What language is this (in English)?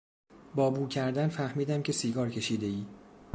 Persian